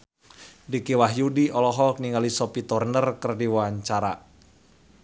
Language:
Sundanese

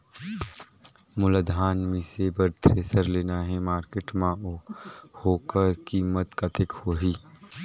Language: Chhattisgarhi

